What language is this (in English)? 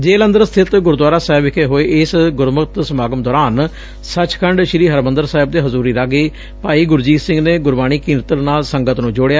Punjabi